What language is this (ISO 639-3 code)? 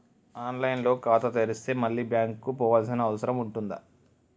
tel